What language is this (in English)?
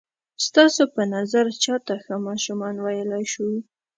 Pashto